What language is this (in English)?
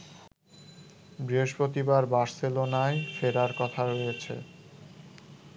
Bangla